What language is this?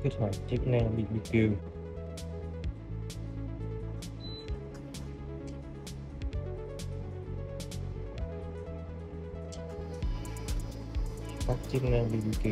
Vietnamese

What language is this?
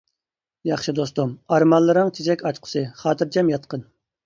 Uyghur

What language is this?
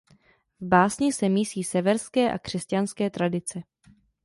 Czech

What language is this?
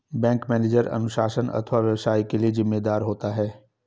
Hindi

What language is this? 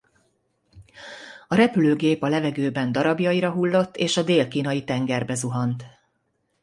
Hungarian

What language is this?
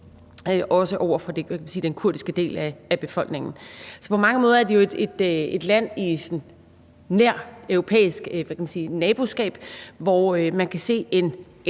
Danish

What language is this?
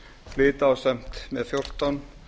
Icelandic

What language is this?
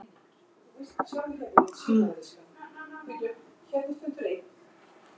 Icelandic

